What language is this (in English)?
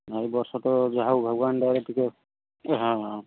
Odia